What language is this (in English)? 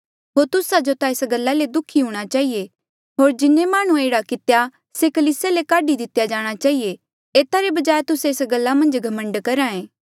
Mandeali